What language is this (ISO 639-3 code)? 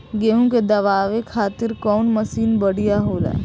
bho